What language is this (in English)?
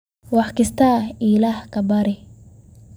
Somali